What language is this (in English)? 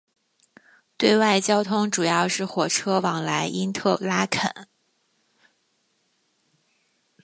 Chinese